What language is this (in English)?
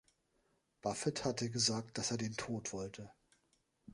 German